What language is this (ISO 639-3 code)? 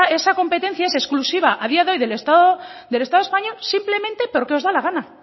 spa